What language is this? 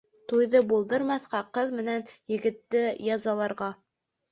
Bashkir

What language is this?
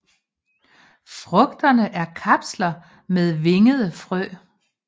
Danish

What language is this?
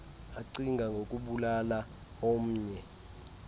Xhosa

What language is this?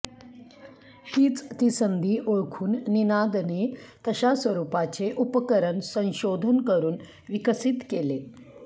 Marathi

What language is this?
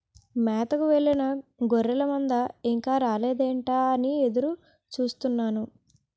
Telugu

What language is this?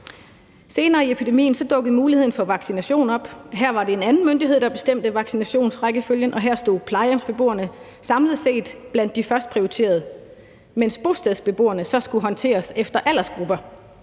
Danish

